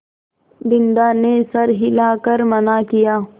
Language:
Hindi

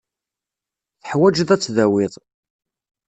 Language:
Kabyle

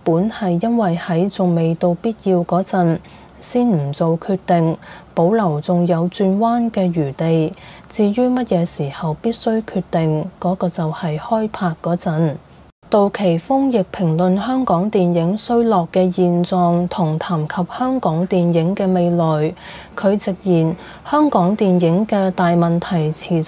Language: Chinese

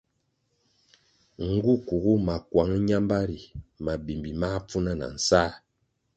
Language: Kwasio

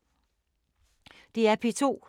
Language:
Danish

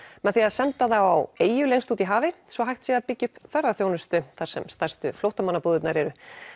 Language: Icelandic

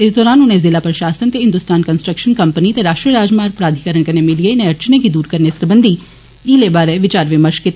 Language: Dogri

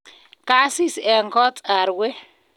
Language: Kalenjin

